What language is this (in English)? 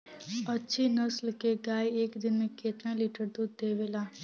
Bhojpuri